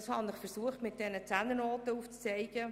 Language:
Swiss German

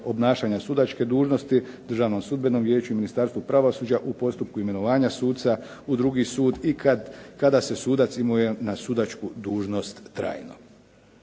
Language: Croatian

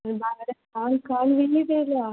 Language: Konkani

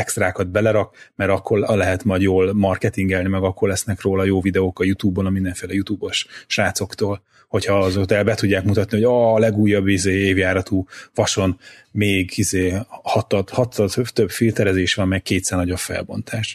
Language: Hungarian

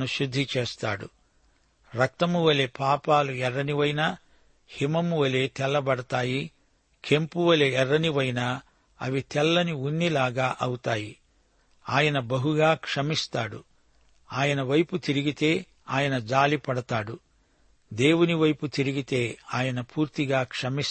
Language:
Telugu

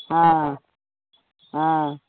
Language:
Maithili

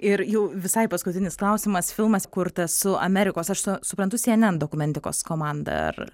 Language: Lithuanian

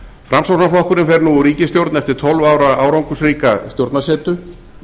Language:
Icelandic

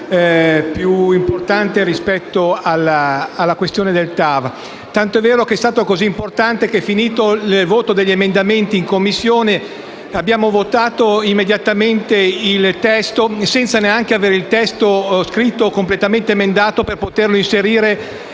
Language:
Italian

